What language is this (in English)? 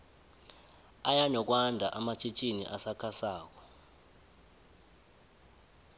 South Ndebele